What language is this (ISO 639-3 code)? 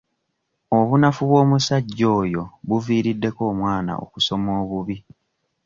lug